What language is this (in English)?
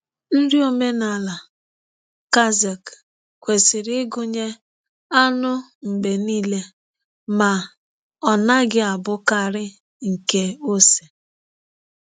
Igbo